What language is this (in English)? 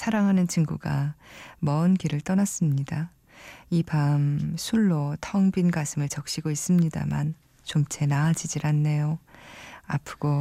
Korean